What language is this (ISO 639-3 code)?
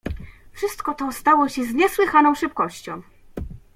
pol